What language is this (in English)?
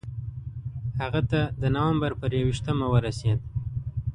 Pashto